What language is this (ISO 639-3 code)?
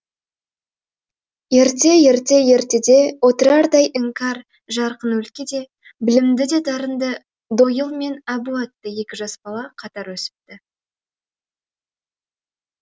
kaz